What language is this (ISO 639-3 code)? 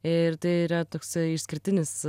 lit